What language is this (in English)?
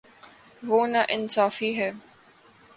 Urdu